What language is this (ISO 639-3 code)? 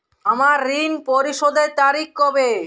ben